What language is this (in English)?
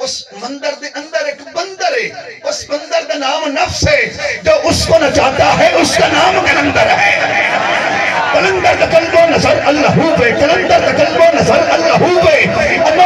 Arabic